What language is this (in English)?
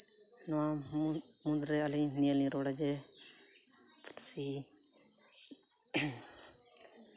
Santali